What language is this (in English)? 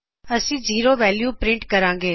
Punjabi